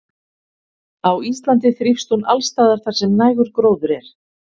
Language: Icelandic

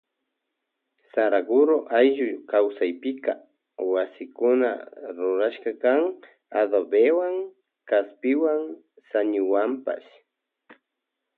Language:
Loja Highland Quichua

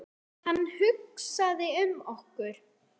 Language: Icelandic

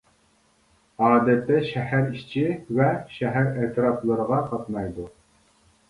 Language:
Uyghur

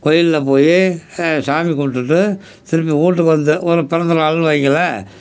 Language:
Tamil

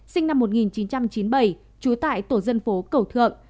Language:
Vietnamese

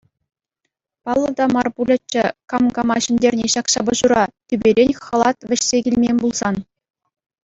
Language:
Chuvash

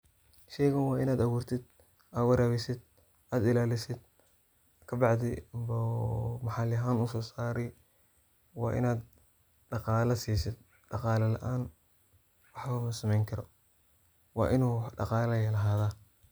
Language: Somali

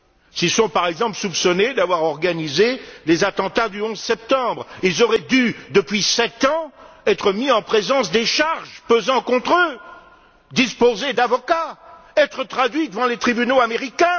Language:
French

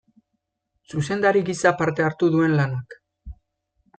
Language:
Basque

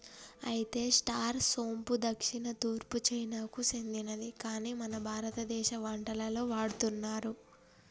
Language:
Telugu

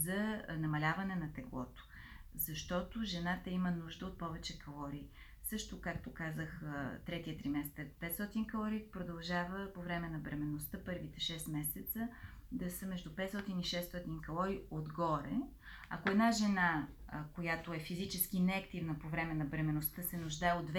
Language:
Bulgarian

